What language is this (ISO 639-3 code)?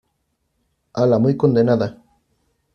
spa